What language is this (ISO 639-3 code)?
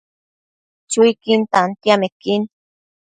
mcf